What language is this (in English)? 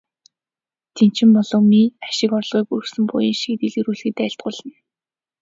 Mongolian